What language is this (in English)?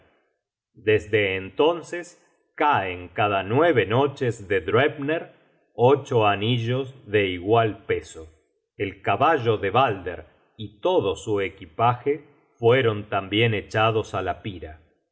Spanish